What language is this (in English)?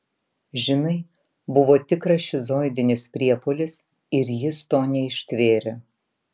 Lithuanian